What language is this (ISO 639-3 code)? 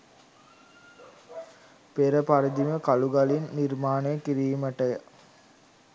sin